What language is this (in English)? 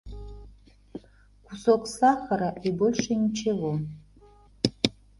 Russian